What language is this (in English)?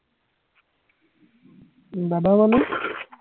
Assamese